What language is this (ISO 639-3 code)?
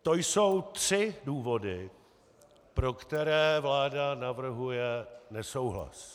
ces